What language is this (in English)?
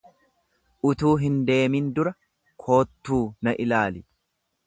Oromo